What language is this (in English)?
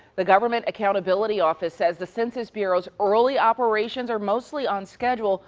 English